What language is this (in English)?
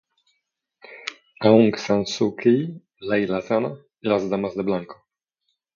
Polish